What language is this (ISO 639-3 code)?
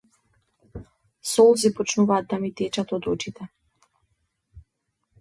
mkd